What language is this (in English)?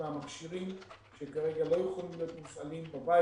Hebrew